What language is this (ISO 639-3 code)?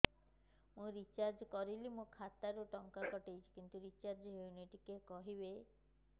ori